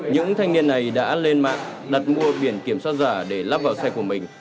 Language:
Vietnamese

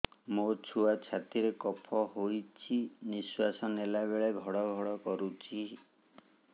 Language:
Odia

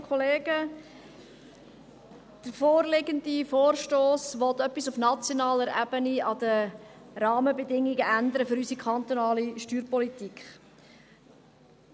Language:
Swiss German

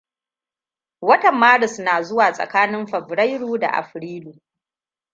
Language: Hausa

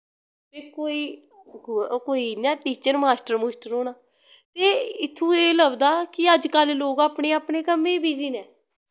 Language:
Dogri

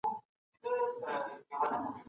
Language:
Pashto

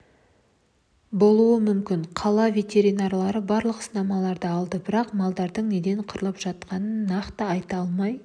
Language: Kazakh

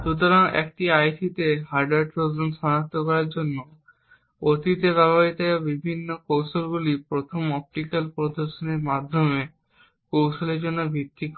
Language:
Bangla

